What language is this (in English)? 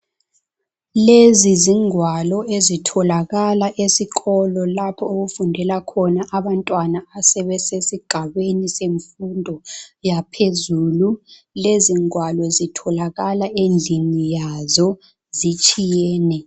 North Ndebele